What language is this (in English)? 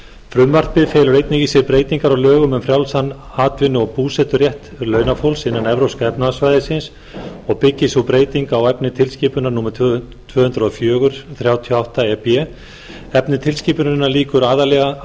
Icelandic